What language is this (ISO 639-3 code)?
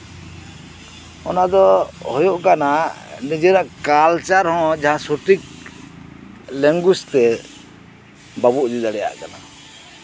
sat